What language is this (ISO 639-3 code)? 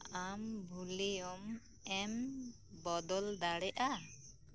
sat